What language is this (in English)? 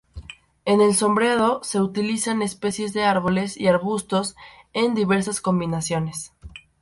Spanish